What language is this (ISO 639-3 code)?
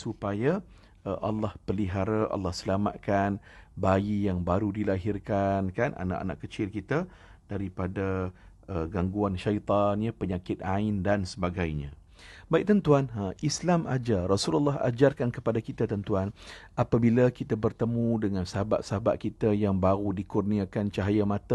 msa